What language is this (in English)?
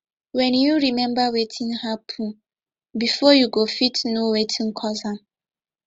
Nigerian Pidgin